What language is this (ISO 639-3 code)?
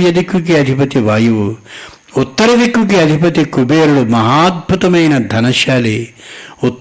tel